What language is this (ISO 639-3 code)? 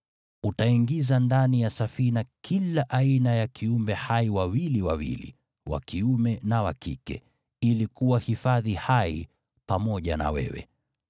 swa